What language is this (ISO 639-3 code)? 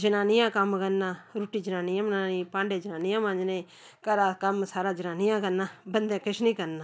doi